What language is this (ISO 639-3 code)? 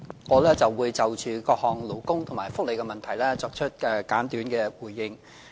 yue